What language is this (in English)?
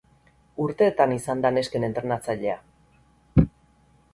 Basque